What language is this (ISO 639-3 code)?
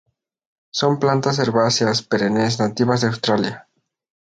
spa